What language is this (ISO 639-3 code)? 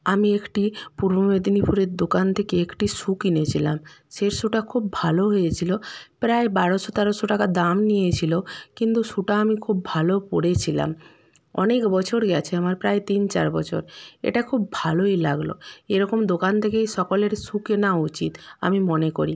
ben